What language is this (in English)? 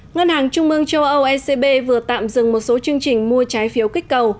Vietnamese